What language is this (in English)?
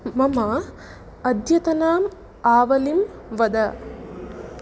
Sanskrit